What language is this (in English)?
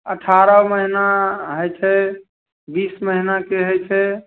Maithili